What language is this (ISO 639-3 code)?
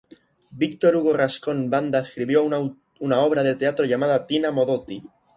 spa